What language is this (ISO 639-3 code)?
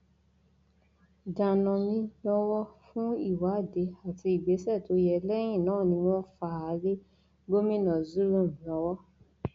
yor